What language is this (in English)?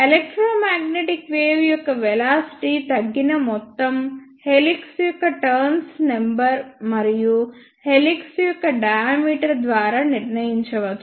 Telugu